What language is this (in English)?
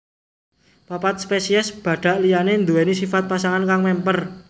Javanese